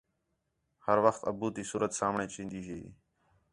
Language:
Khetrani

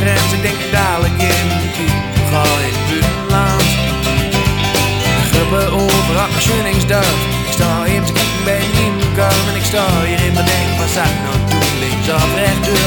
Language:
Dutch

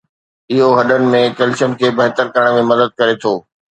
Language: Sindhi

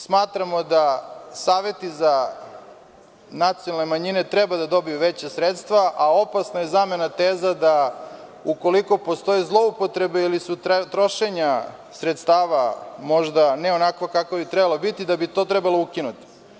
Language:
Serbian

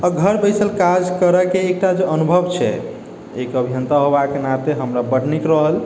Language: Maithili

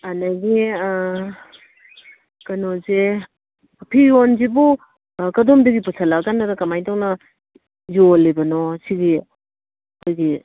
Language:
Manipuri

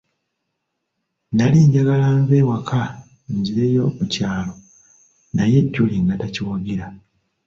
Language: Ganda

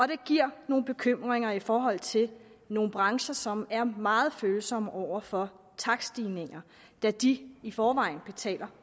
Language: Danish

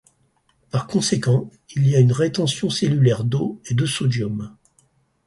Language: French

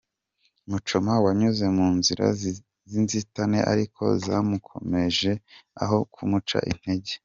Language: Kinyarwanda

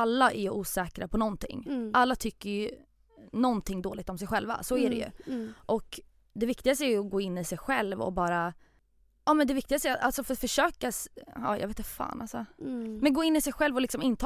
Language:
Swedish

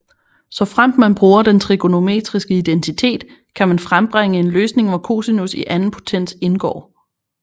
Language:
Danish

